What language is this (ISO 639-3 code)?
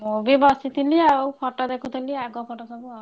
ori